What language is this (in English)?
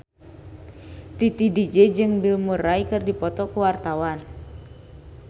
Sundanese